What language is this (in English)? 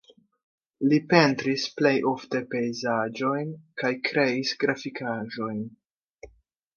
Esperanto